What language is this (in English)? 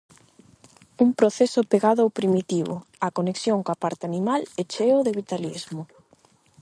Galician